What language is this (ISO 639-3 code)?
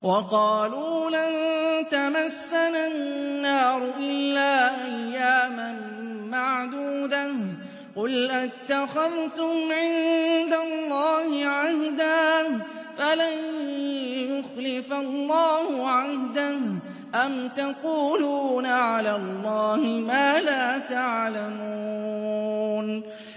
ara